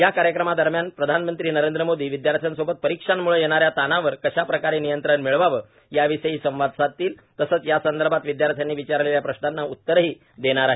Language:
Marathi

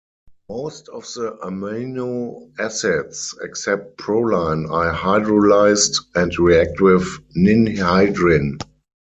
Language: English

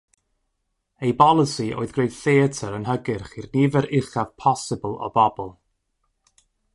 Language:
Welsh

